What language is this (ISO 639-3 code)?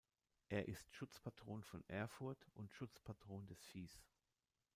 deu